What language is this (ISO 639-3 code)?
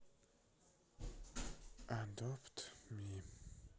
rus